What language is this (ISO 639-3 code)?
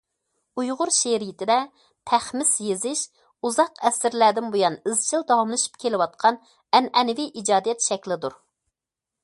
uig